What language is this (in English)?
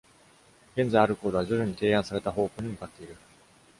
Japanese